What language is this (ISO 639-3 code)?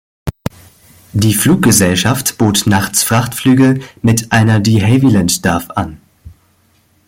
deu